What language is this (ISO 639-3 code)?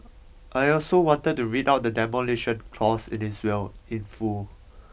eng